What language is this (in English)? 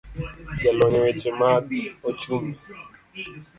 Luo (Kenya and Tanzania)